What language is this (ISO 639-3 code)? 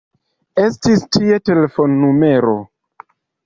epo